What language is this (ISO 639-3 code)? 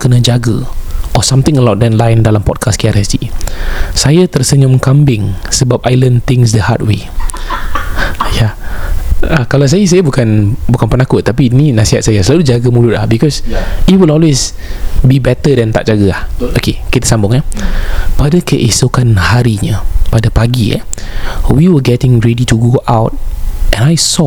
msa